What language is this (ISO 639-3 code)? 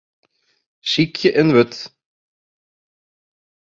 fry